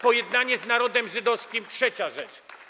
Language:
Polish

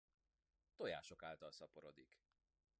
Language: Hungarian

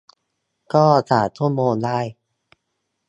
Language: Thai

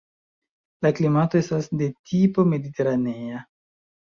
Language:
Esperanto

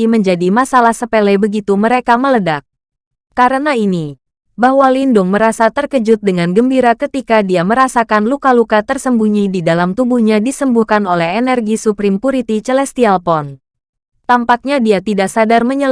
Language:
Indonesian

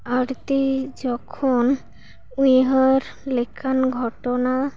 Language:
Santali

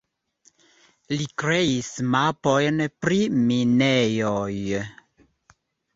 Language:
Esperanto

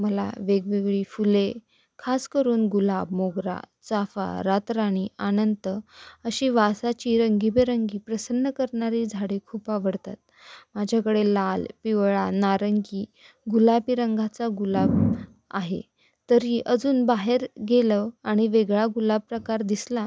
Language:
Marathi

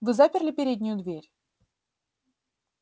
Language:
Russian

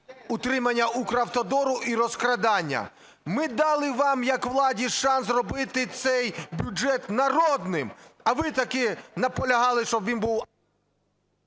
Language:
Ukrainian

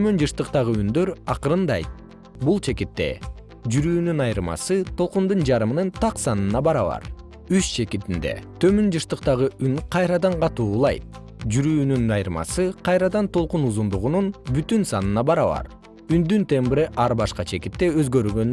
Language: Kyrgyz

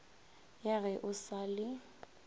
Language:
Northern Sotho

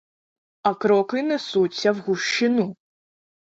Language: Ukrainian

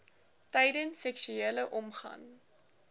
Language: Afrikaans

